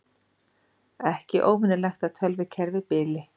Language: Icelandic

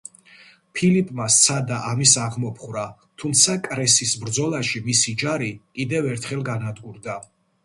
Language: Georgian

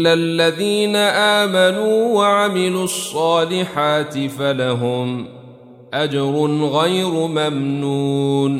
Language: Arabic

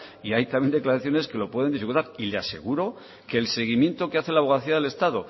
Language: Spanish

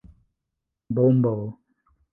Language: Esperanto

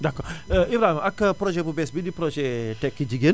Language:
Wolof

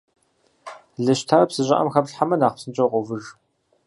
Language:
Kabardian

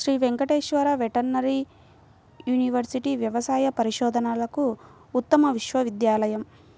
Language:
Telugu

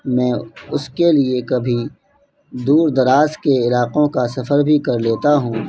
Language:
Urdu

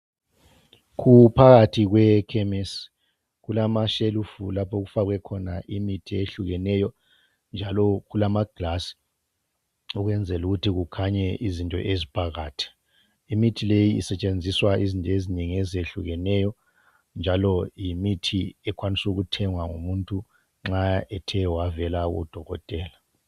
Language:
North Ndebele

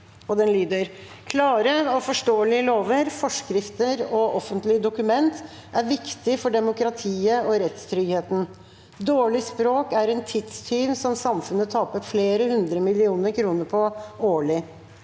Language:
Norwegian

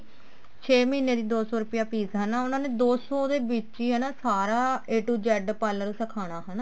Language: Punjabi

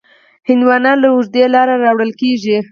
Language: Pashto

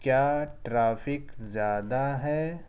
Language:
Urdu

